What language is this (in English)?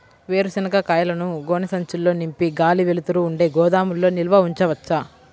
Telugu